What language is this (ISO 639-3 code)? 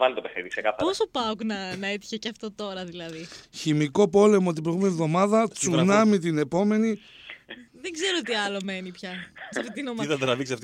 ell